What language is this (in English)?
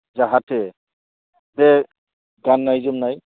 Bodo